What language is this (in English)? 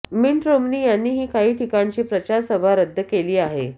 Marathi